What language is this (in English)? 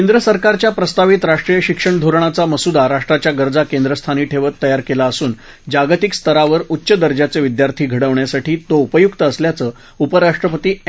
Marathi